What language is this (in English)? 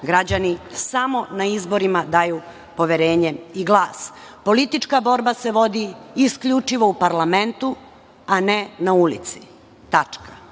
Serbian